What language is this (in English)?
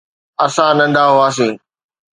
Sindhi